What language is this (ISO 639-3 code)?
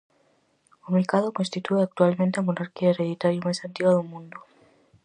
glg